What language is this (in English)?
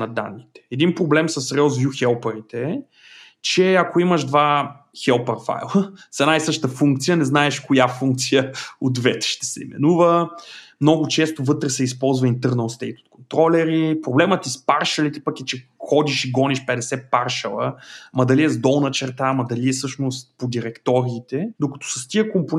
Bulgarian